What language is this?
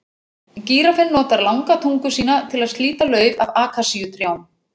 Icelandic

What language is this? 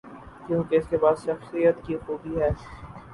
Urdu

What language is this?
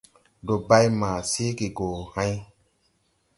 Tupuri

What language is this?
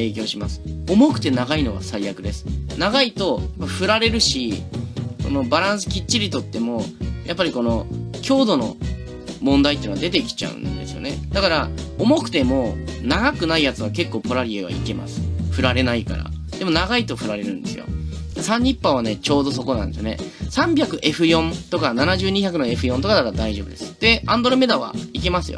Japanese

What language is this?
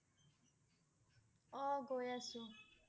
Assamese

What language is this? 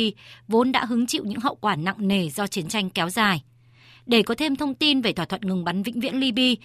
Vietnamese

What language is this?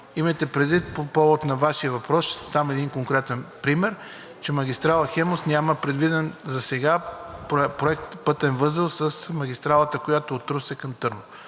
Bulgarian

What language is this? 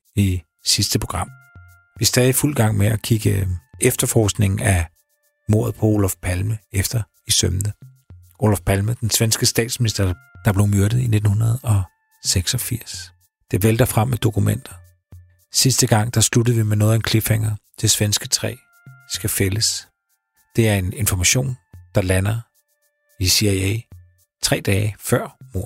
Danish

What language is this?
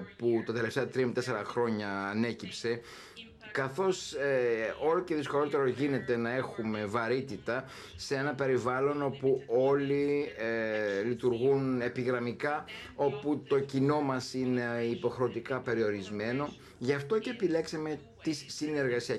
Greek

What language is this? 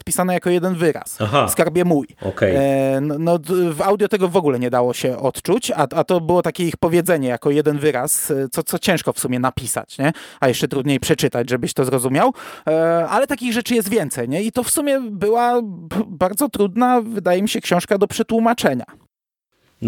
Polish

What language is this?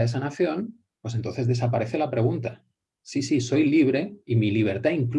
Spanish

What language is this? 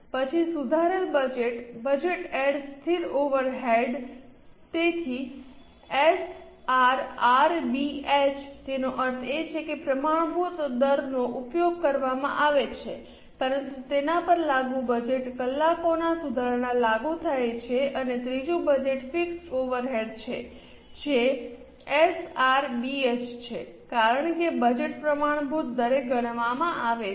Gujarati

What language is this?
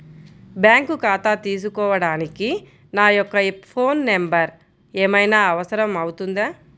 Telugu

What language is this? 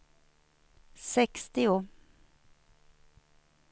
Swedish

